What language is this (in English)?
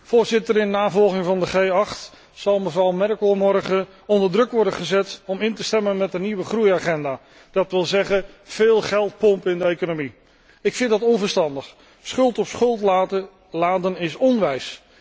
Dutch